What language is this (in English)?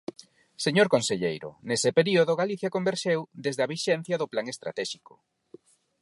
Galician